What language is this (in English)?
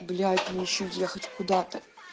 Russian